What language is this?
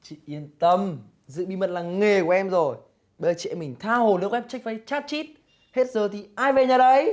Vietnamese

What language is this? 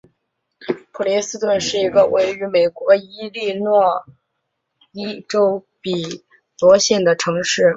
Chinese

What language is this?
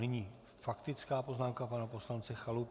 Czech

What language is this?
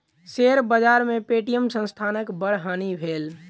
Maithili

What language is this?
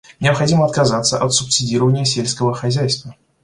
Russian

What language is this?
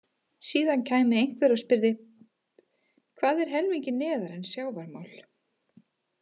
Icelandic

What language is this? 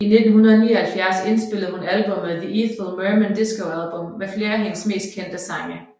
Danish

